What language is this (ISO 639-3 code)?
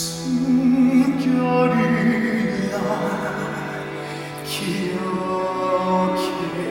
kor